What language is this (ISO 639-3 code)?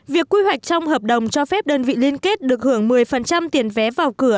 vie